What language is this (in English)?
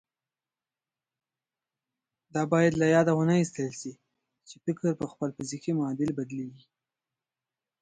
Pashto